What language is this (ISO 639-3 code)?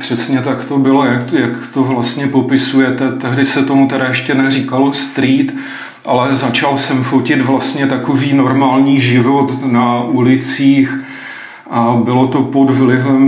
ces